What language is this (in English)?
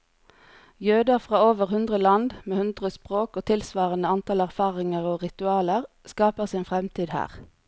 Norwegian